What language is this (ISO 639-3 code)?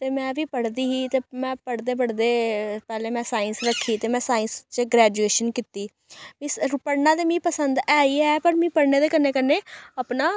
doi